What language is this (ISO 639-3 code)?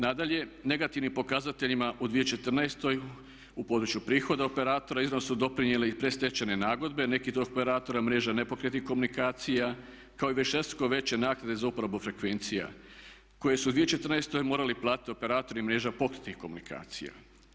hrv